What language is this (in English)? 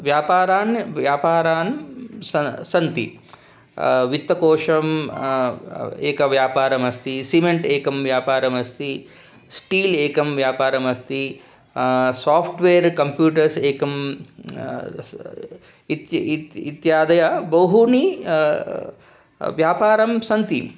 Sanskrit